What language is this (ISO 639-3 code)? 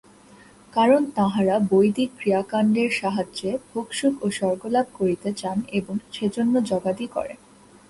ben